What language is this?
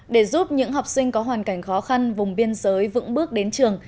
Vietnamese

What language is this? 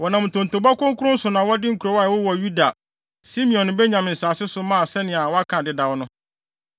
Akan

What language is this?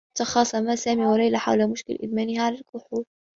Arabic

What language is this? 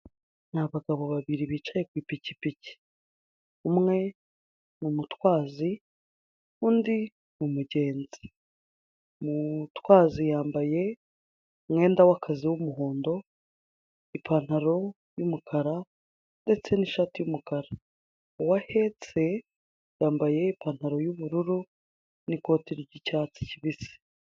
Kinyarwanda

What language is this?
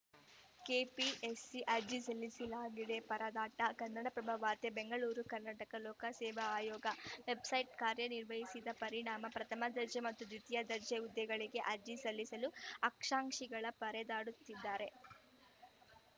Kannada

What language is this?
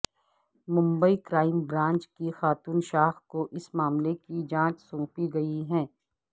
Urdu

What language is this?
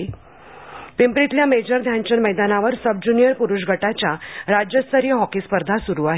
Marathi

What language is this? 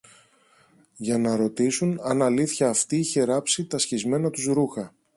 Greek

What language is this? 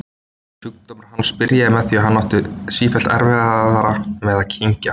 Icelandic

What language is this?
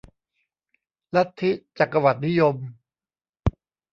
Thai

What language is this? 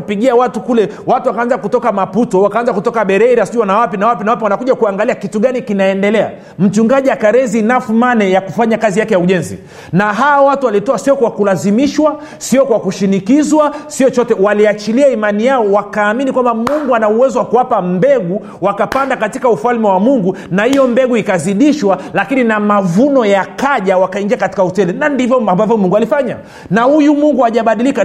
Swahili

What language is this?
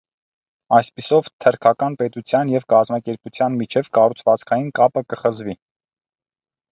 Armenian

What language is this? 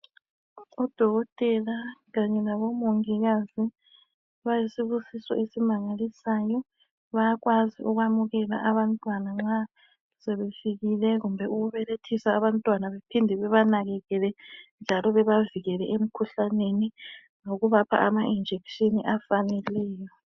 North Ndebele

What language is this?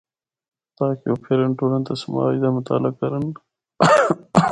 Northern Hindko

